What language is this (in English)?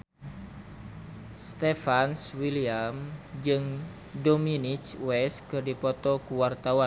Sundanese